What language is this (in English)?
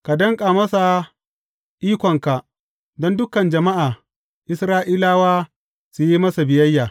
Hausa